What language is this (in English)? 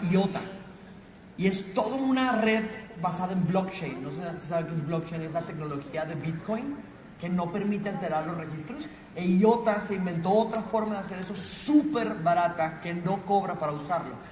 Spanish